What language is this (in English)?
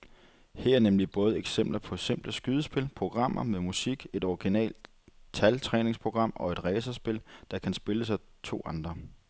Danish